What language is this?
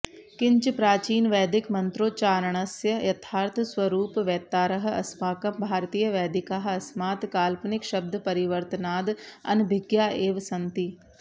Sanskrit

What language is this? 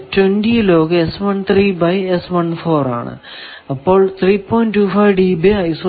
Malayalam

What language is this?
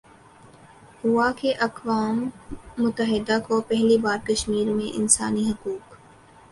Urdu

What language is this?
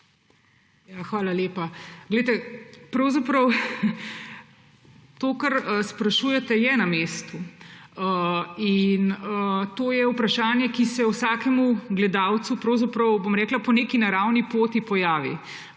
Slovenian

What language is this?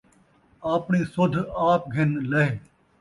Saraiki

